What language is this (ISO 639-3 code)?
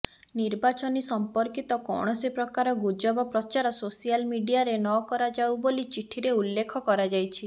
ori